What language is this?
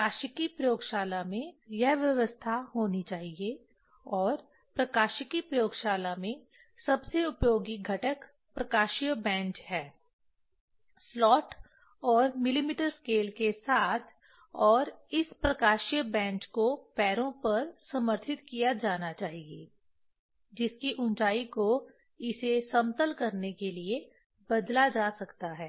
Hindi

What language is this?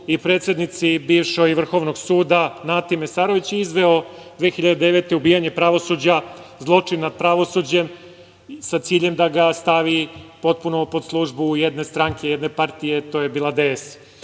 Serbian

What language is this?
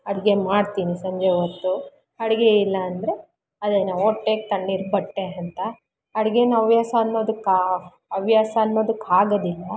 Kannada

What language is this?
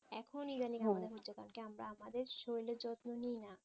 Bangla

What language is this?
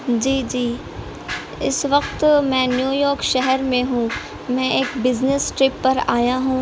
Urdu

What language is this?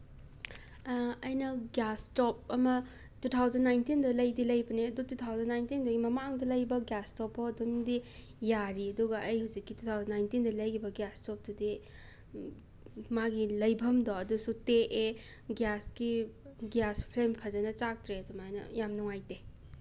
Manipuri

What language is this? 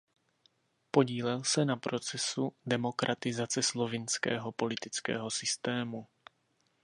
Czech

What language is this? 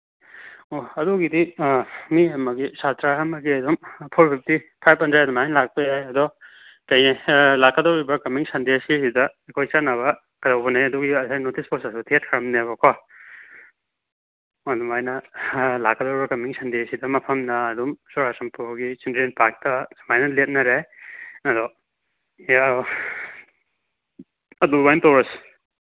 Manipuri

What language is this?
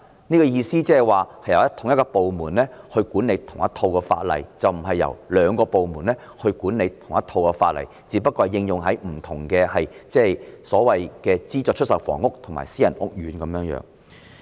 Cantonese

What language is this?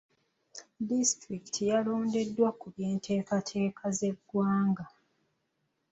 Ganda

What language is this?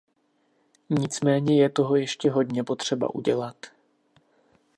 Czech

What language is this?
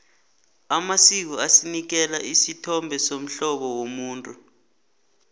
South Ndebele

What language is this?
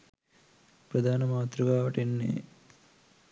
Sinhala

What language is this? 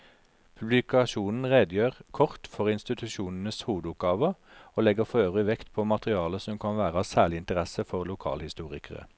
Norwegian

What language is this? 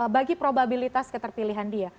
Indonesian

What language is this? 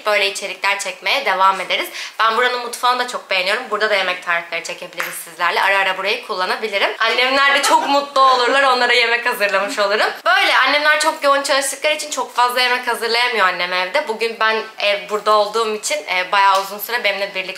Turkish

